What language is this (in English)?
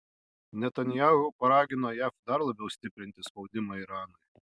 Lithuanian